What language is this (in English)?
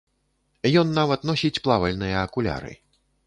Belarusian